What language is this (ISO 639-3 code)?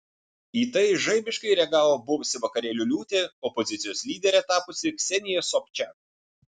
lit